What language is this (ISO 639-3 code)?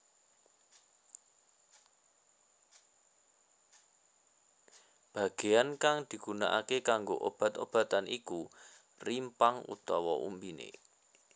jav